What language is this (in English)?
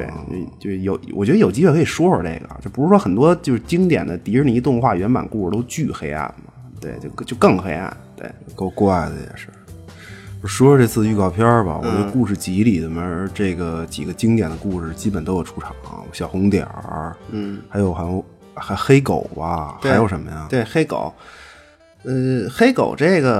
Chinese